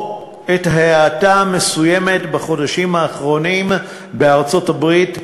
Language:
Hebrew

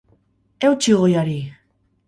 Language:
Basque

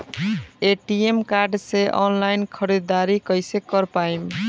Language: Bhojpuri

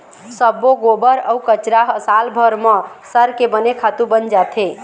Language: Chhattisgarhi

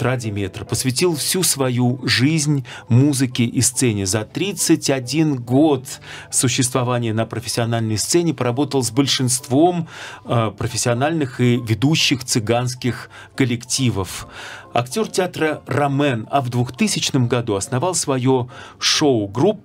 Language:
Russian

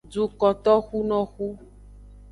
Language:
Aja (Benin)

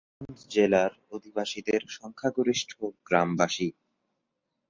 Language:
Bangla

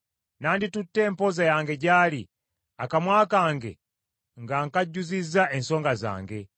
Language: Ganda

